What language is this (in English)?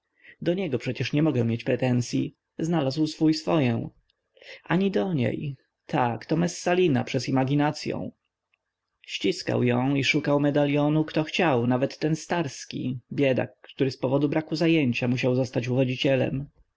Polish